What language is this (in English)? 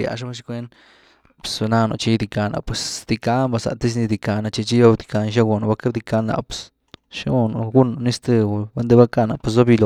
Güilá Zapotec